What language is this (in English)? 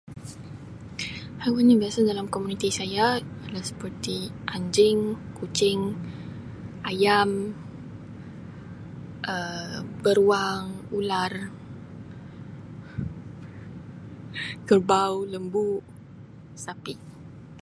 Sabah Malay